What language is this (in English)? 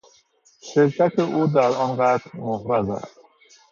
Persian